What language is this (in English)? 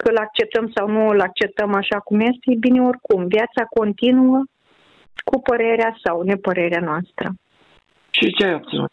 Romanian